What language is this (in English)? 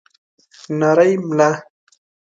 Pashto